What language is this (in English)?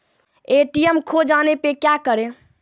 Maithili